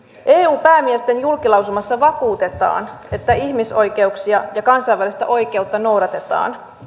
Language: Finnish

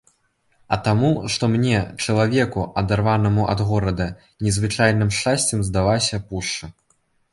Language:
Belarusian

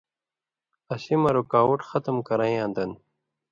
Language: Indus Kohistani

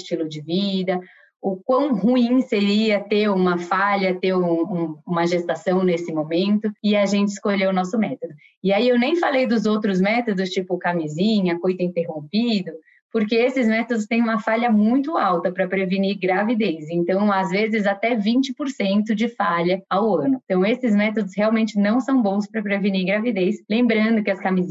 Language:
Portuguese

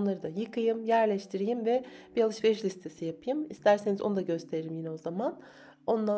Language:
Turkish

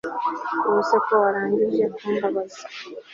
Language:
Kinyarwanda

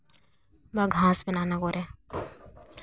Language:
Santali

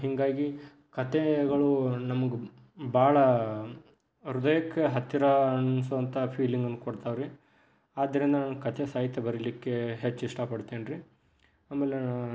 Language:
Kannada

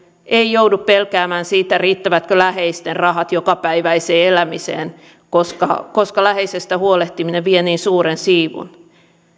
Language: Finnish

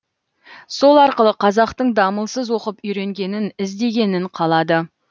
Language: Kazakh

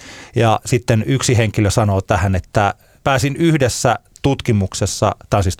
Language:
Finnish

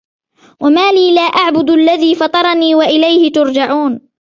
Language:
Arabic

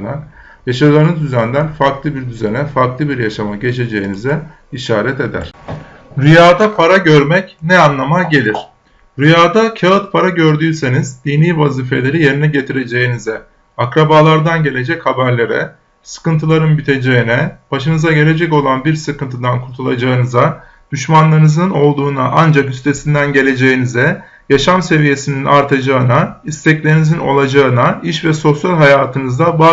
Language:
Turkish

